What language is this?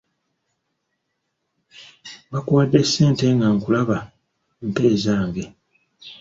Ganda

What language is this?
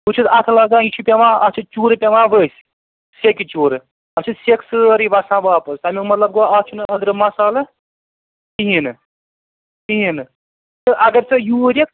Kashmiri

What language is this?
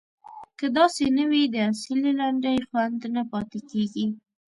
Pashto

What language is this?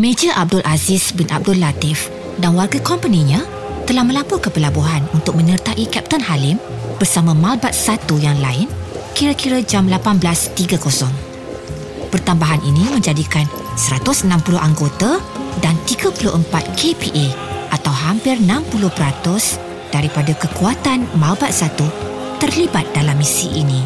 Malay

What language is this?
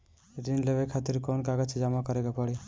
Bhojpuri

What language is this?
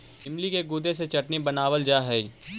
Magahi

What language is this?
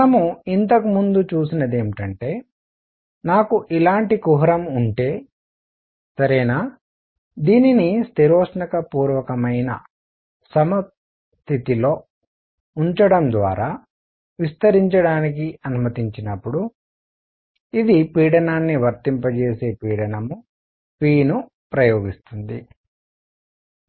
Telugu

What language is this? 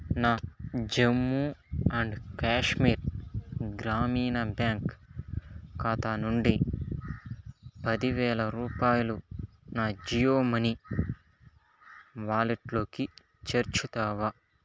Telugu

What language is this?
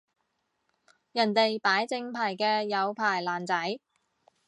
Cantonese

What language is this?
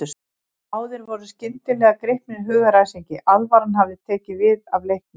Icelandic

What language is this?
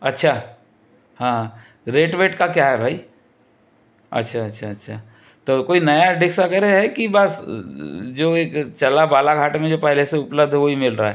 Hindi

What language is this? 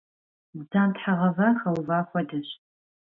Kabardian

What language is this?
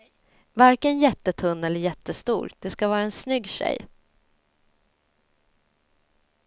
Swedish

